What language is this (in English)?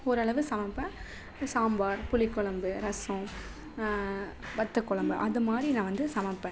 Tamil